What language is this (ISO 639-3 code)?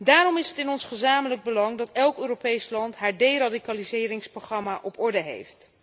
nld